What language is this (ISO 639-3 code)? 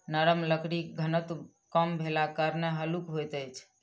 mai